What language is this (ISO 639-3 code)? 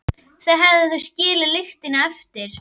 isl